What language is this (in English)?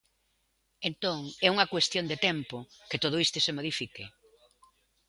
Galician